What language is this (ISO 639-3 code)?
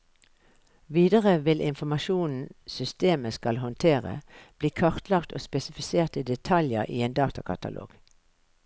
nor